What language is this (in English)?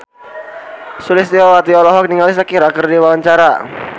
Sundanese